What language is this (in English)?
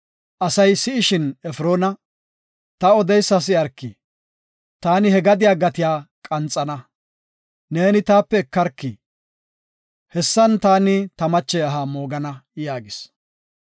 Gofa